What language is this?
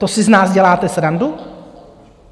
Czech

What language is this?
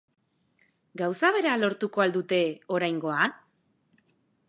Basque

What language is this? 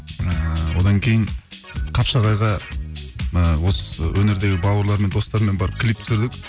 Kazakh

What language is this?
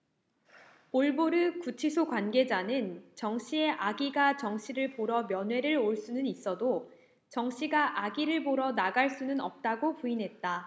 Korean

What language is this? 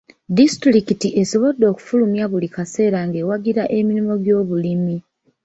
Ganda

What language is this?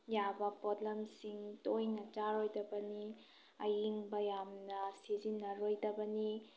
Manipuri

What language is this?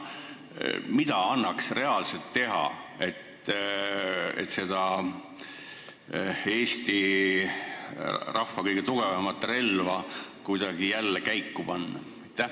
Estonian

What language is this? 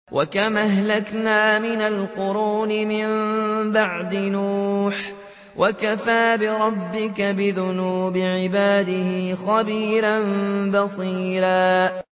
Arabic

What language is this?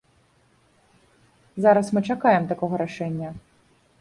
Belarusian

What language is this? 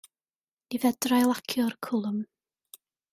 Welsh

